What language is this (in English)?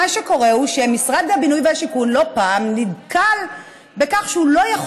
Hebrew